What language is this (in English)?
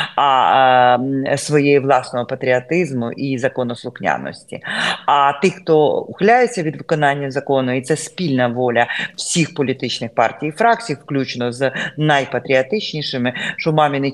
Ukrainian